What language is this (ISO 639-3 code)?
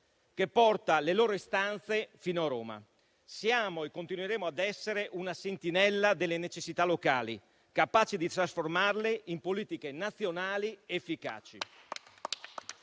ita